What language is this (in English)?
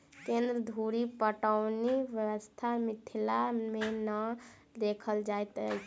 Maithili